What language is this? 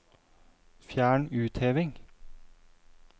Norwegian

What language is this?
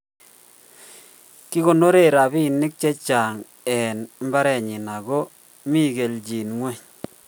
Kalenjin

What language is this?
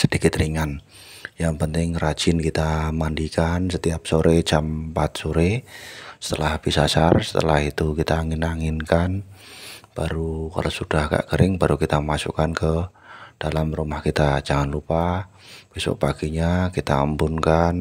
Indonesian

